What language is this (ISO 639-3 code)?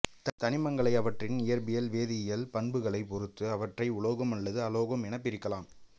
tam